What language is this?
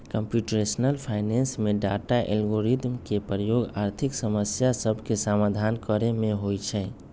Magahi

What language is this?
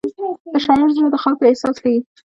Pashto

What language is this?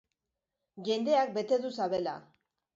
Basque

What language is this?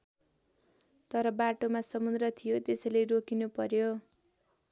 Nepali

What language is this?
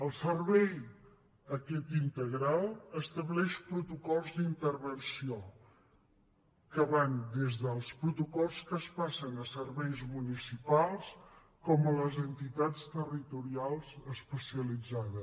Catalan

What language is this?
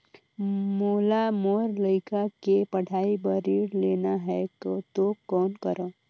Chhattisgarhi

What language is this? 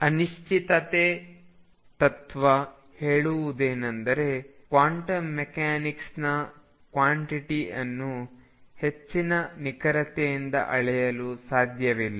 Kannada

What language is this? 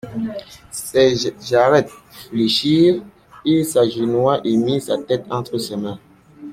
French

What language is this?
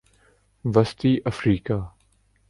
Urdu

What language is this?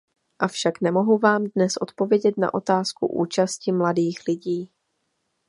Czech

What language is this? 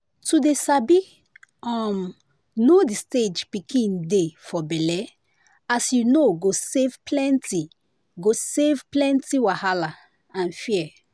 Nigerian Pidgin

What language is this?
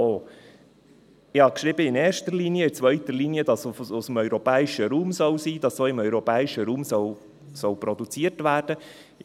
Swiss German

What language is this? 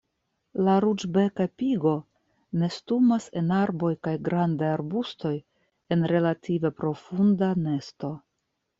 Esperanto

